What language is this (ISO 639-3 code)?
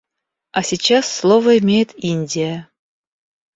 rus